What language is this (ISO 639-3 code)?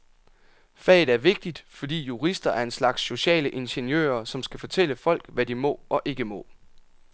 dan